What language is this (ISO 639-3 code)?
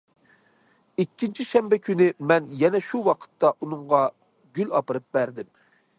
uig